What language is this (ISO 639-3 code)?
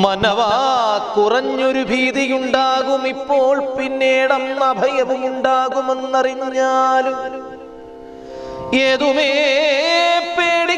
mal